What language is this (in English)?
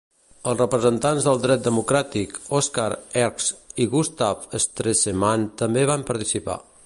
Catalan